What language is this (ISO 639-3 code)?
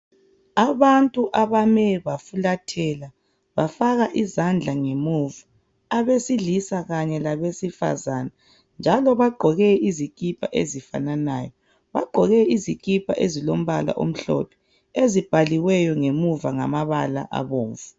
nde